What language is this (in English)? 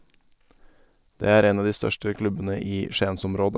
Norwegian